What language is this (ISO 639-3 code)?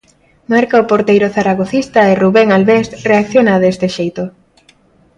glg